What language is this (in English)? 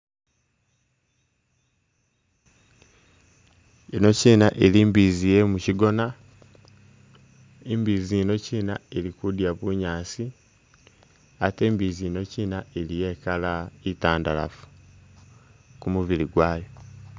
Masaaba